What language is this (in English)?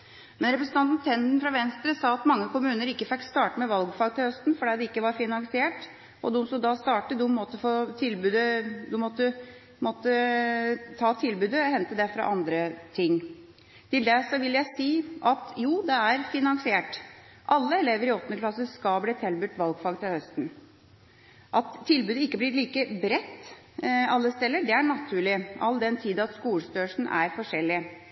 Norwegian Bokmål